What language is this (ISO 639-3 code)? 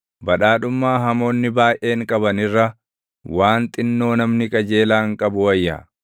orm